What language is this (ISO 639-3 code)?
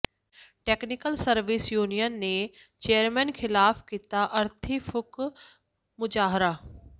pan